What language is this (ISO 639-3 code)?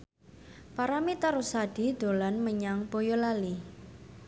jav